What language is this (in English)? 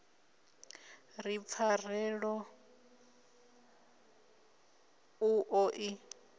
Venda